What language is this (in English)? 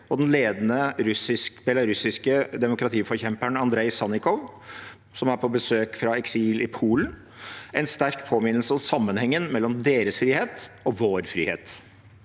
Norwegian